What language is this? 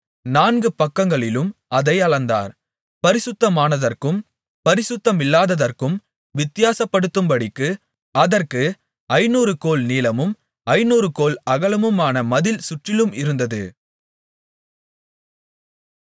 Tamil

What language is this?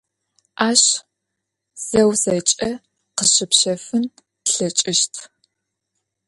Adyghe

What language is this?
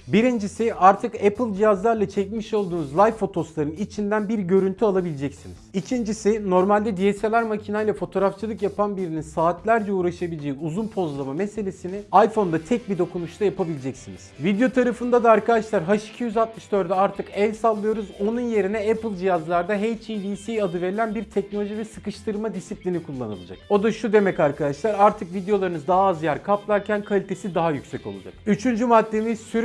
Turkish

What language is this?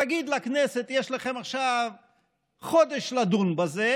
Hebrew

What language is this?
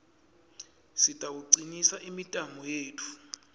Swati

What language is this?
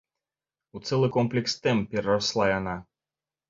Belarusian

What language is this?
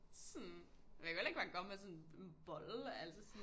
Danish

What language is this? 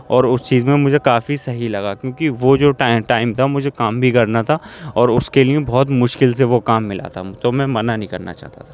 Urdu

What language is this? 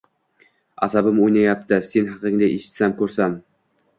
Uzbek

